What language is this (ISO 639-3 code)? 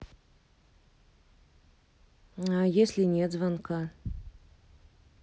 rus